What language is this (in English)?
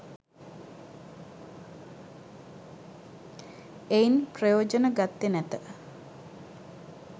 Sinhala